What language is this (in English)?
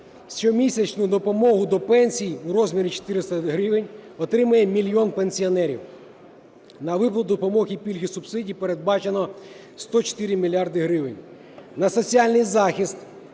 Ukrainian